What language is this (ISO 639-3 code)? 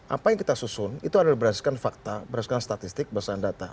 ind